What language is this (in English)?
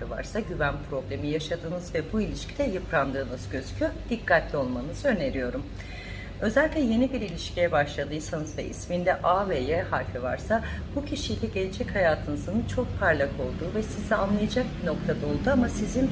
Turkish